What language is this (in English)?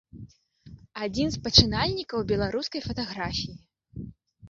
Belarusian